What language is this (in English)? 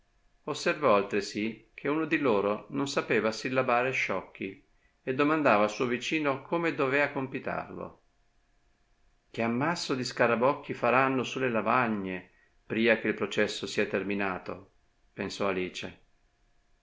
Italian